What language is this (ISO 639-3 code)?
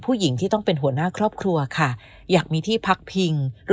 tha